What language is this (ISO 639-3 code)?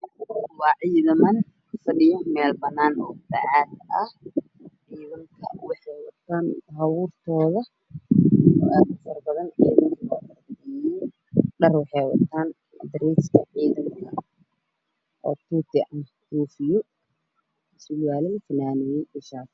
som